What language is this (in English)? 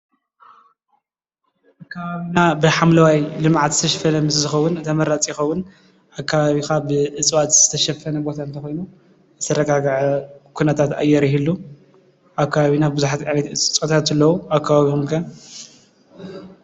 Tigrinya